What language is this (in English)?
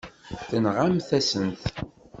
Kabyle